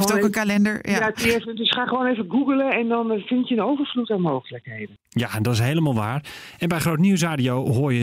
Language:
Dutch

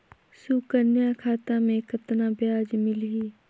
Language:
Chhattisgarhi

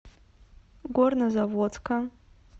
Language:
Russian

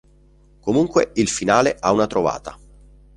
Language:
Italian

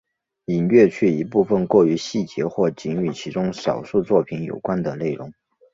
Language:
Chinese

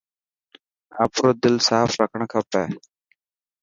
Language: Dhatki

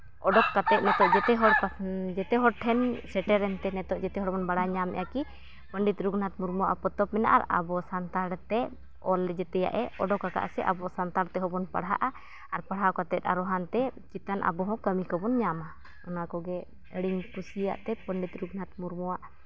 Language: Santali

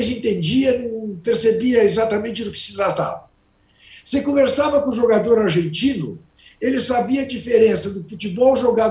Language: Portuguese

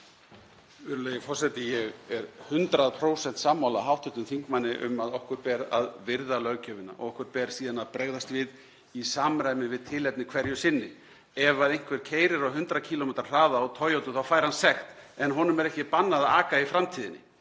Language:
Icelandic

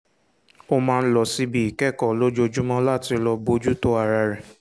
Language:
Yoruba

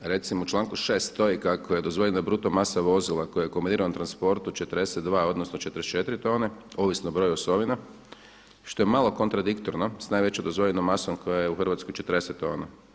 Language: Croatian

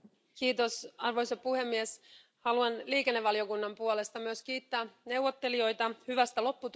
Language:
Finnish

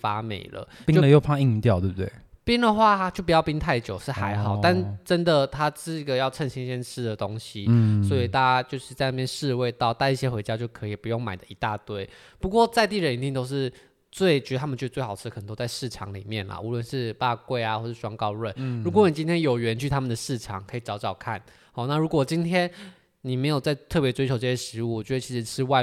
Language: Chinese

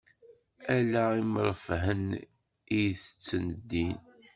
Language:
Kabyle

